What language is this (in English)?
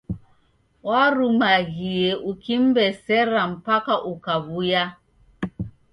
Taita